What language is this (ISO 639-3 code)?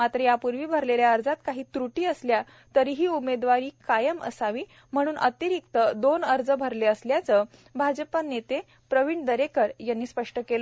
mar